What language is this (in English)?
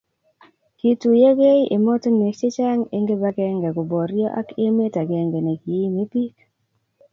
Kalenjin